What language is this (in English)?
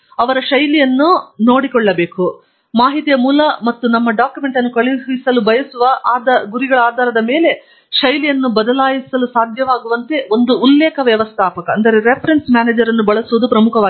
Kannada